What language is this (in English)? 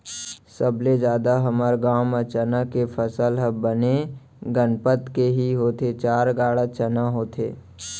Chhattisgarhi